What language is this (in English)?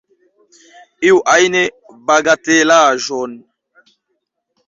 Esperanto